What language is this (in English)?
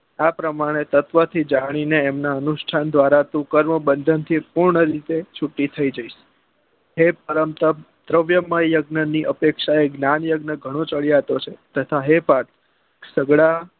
Gujarati